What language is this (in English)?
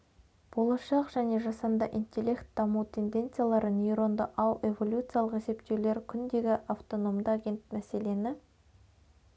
Kazakh